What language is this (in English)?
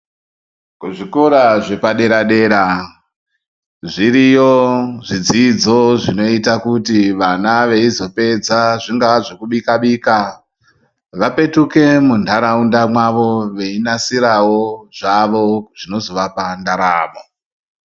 Ndau